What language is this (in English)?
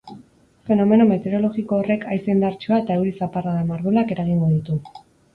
Basque